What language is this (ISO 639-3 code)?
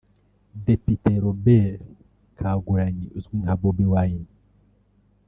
kin